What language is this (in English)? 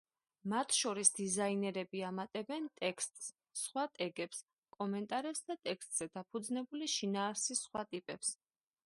Georgian